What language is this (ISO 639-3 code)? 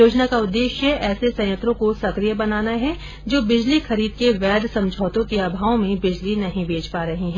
hin